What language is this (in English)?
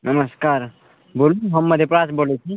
Maithili